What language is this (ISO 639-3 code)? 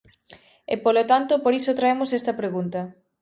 glg